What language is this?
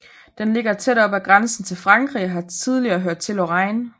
Danish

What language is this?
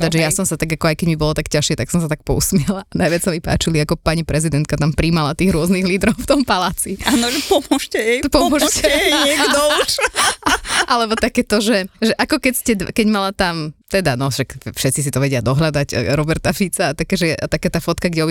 Slovak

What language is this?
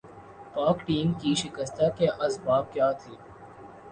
Urdu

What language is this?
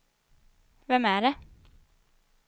Swedish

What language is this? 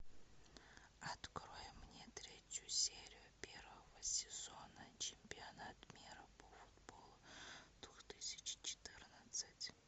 Russian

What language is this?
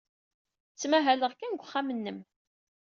Kabyle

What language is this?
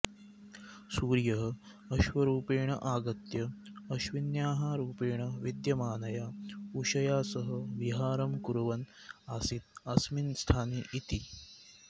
Sanskrit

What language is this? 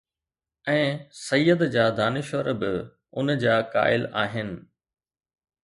Sindhi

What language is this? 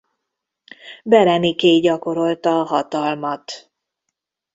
Hungarian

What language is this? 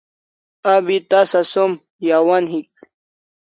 Kalasha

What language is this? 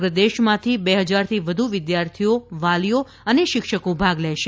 Gujarati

